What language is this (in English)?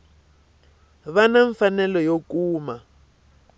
Tsonga